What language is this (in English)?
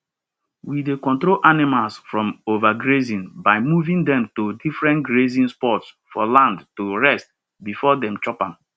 Nigerian Pidgin